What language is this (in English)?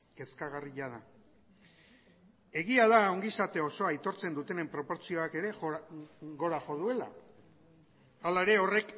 Basque